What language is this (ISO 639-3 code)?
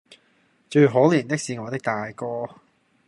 yue